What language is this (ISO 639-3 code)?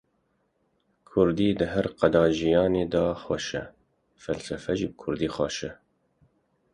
kur